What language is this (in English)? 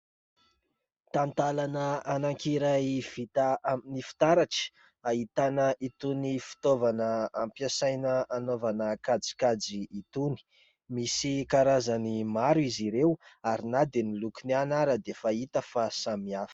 Malagasy